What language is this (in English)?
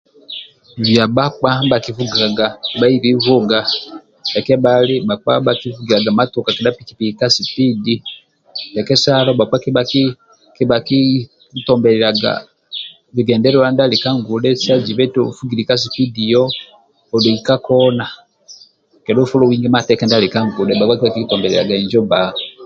Amba (Uganda)